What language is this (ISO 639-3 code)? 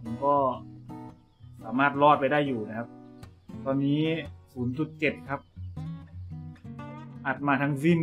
tha